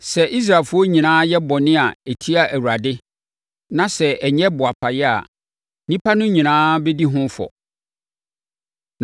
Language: Akan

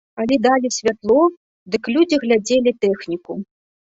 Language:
Belarusian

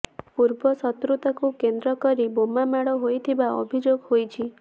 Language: Odia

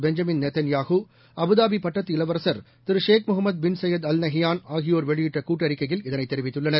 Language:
Tamil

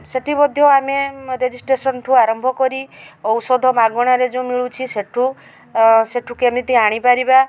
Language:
Odia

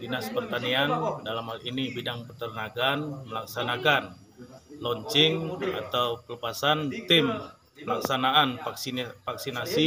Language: Indonesian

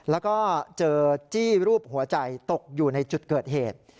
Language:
Thai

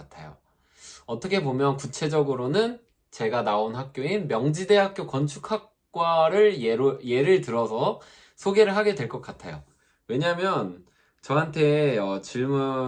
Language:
Korean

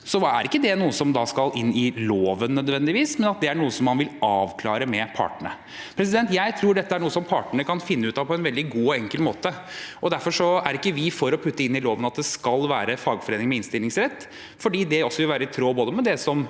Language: Norwegian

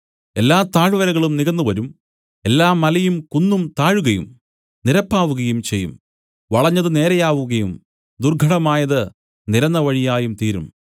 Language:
Malayalam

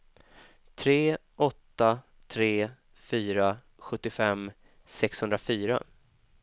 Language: Swedish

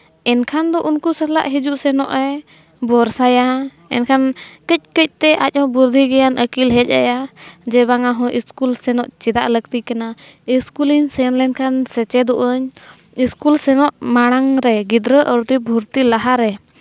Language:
Santali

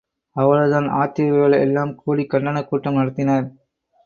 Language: Tamil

